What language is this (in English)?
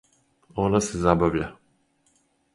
Serbian